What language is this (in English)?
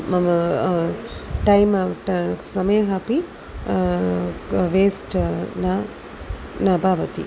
Sanskrit